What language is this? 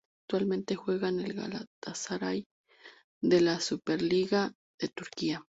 Spanish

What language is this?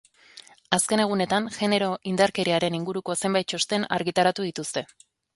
Basque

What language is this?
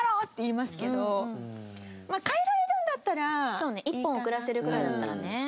Japanese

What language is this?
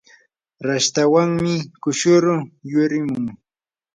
Yanahuanca Pasco Quechua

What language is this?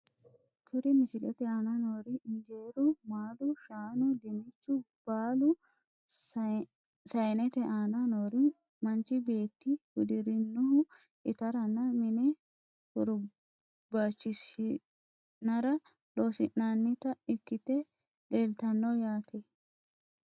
Sidamo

